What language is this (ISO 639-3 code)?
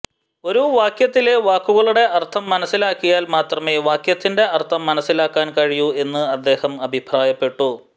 mal